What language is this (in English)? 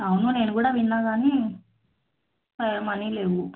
Telugu